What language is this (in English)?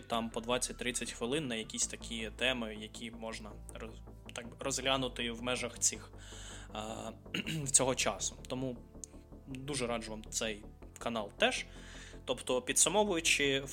Ukrainian